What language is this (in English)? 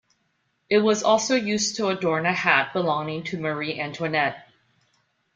English